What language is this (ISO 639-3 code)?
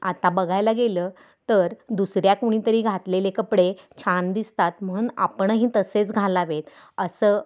mar